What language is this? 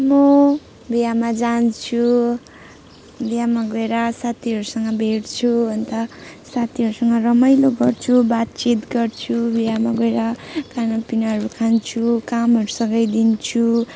Nepali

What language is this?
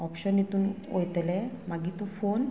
Konkani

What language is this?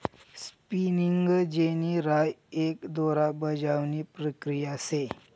Marathi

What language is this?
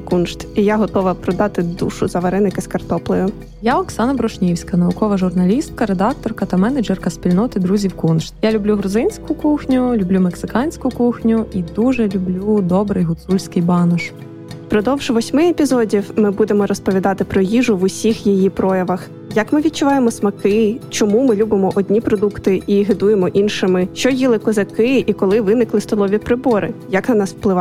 Ukrainian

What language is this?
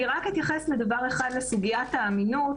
Hebrew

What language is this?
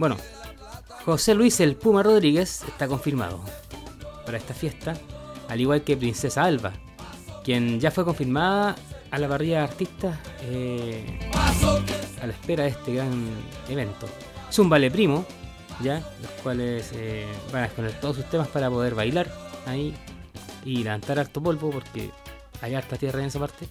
Spanish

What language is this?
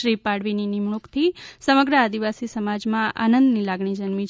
Gujarati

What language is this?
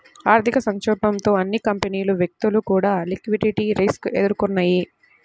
Telugu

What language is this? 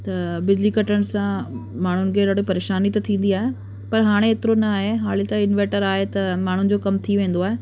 Sindhi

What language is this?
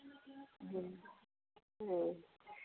Santali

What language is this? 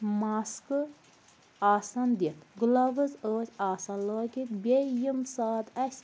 Kashmiri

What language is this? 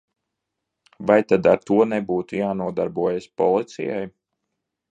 Latvian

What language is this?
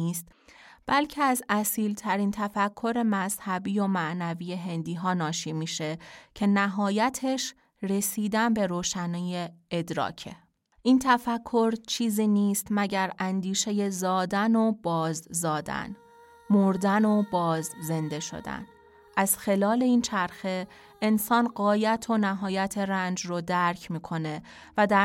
Persian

